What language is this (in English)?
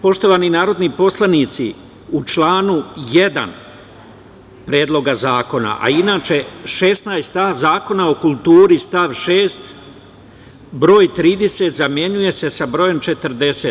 Serbian